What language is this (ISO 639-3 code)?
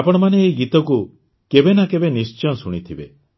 ori